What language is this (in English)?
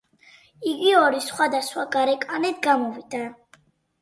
Georgian